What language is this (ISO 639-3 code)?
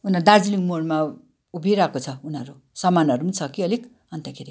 nep